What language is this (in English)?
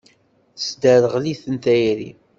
Kabyle